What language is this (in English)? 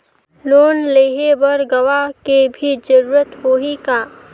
Chhattisgarhi